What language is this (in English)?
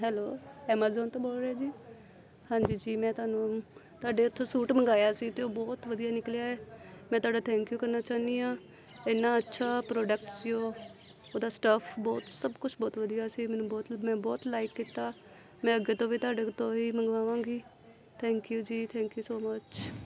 Punjabi